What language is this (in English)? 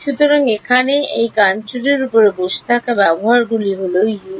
Bangla